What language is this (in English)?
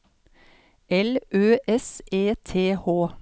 Norwegian